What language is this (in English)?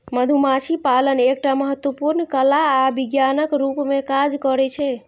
Maithili